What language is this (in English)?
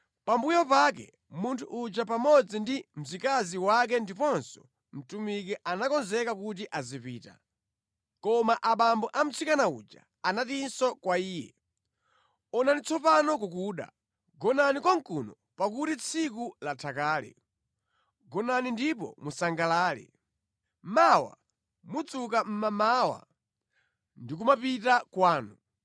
Nyanja